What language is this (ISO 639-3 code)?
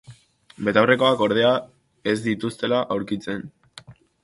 eus